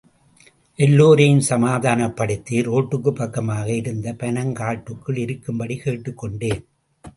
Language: Tamil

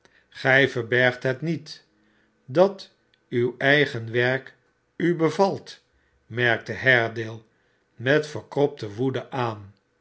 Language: Dutch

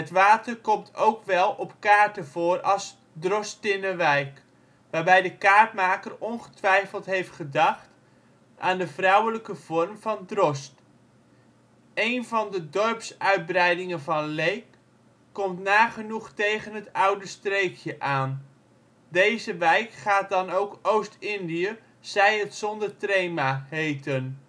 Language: Dutch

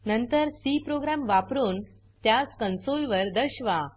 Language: Marathi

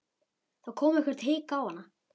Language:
Icelandic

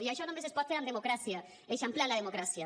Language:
Catalan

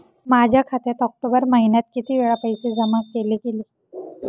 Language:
Marathi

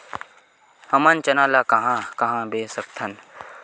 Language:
Chhattisgarhi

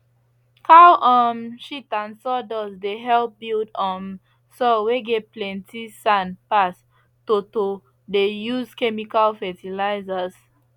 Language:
Nigerian Pidgin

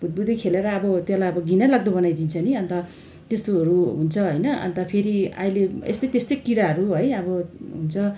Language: Nepali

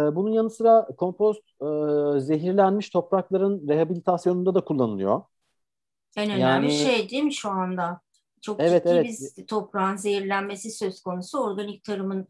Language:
Turkish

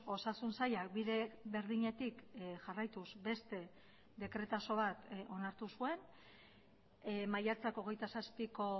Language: Basque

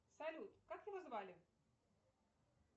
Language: Russian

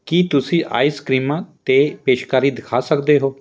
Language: Punjabi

